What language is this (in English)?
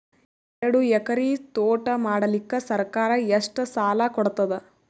Kannada